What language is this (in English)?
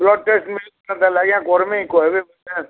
Odia